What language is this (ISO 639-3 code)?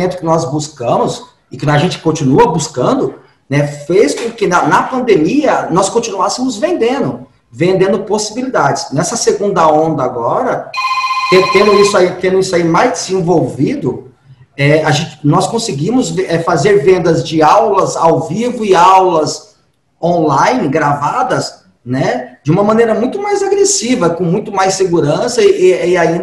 por